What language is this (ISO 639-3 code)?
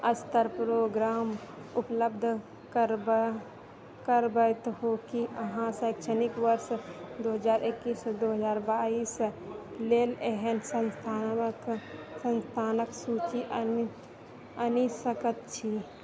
mai